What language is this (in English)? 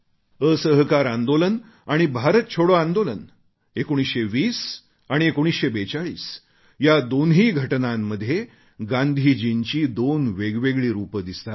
Marathi